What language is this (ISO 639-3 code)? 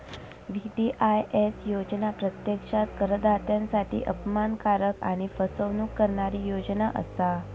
mar